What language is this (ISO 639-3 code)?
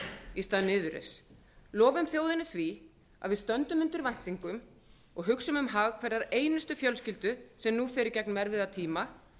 isl